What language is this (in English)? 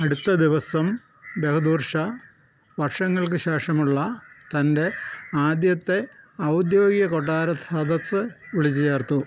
Malayalam